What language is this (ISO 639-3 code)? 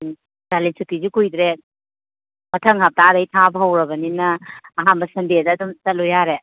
mni